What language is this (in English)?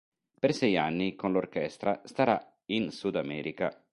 Italian